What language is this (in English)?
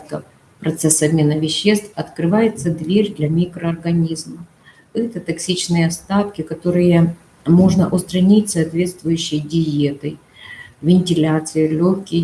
Russian